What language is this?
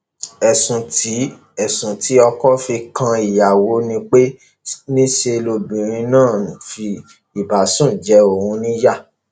Yoruba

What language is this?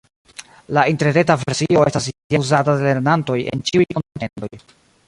Esperanto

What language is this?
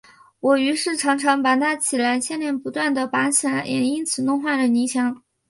Chinese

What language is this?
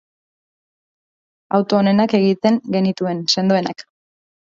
Basque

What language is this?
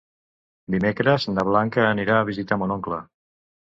Catalan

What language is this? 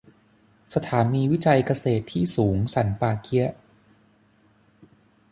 Thai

